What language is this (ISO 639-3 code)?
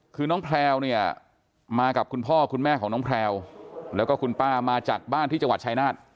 tha